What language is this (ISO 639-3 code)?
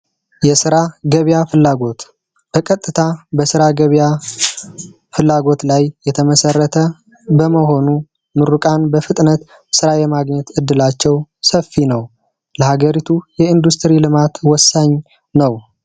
amh